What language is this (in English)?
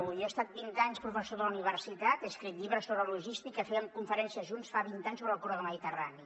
Catalan